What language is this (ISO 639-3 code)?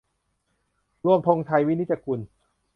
tha